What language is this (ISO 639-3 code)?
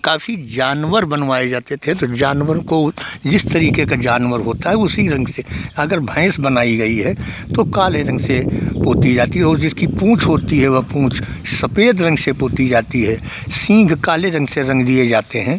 hin